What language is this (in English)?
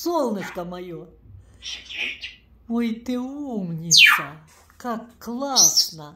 Russian